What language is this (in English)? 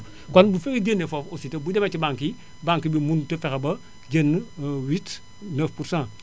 Wolof